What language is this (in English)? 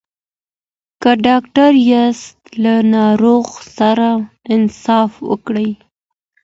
Pashto